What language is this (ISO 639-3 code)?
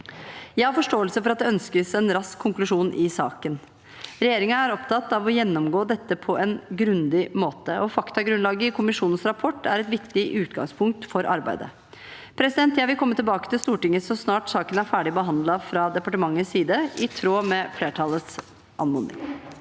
nor